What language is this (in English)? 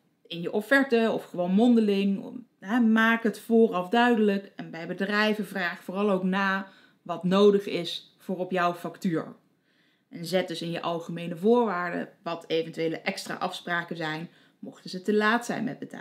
Dutch